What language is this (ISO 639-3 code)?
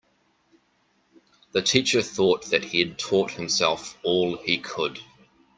eng